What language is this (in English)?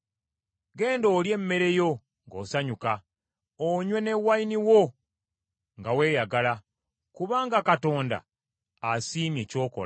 Ganda